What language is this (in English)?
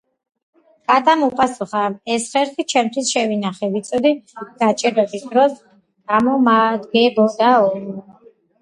Georgian